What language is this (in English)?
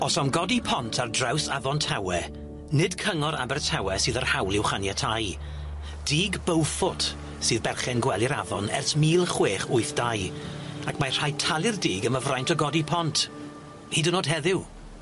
Welsh